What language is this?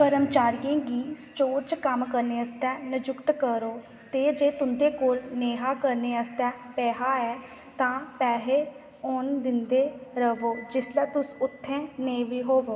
Dogri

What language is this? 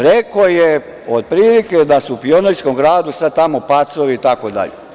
Serbian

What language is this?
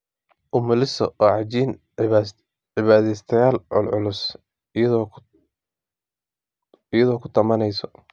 Somali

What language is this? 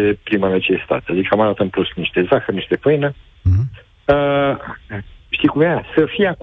Romanian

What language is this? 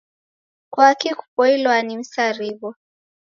Taita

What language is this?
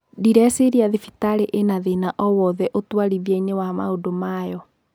Kikuyu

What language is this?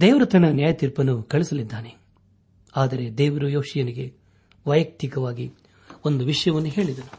Kannada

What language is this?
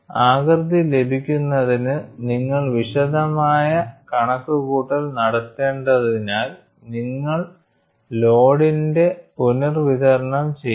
Malayalam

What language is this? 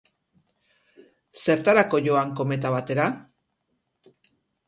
Basque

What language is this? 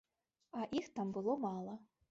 Belarusian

